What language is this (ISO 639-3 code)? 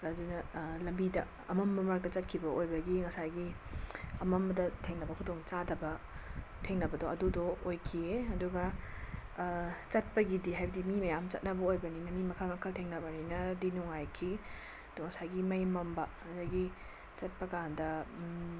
mni